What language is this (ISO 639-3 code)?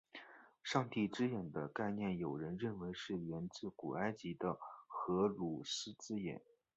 zho